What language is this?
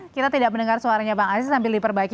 Indonesian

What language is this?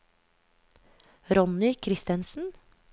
Norwegian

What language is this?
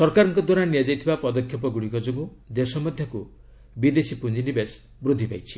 Odia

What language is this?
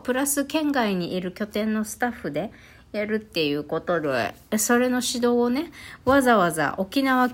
Japanese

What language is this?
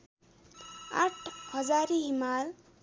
Nepali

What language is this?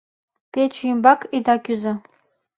Mari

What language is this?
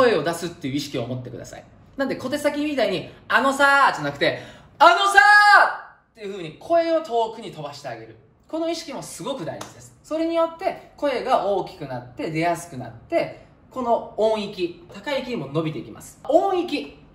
Japanese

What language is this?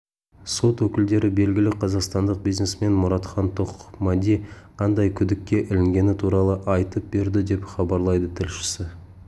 Kazakh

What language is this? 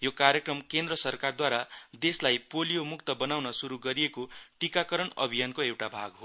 Nepali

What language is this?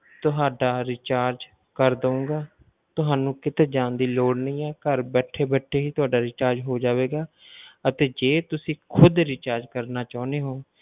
Punjabi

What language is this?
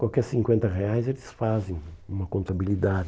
Portuguese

